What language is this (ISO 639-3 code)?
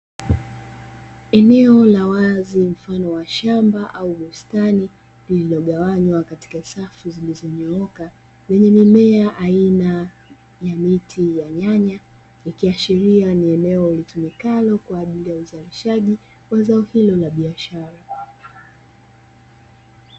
swa